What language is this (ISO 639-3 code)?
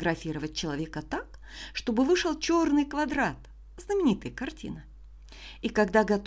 rus